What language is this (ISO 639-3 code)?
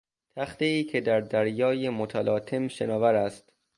fas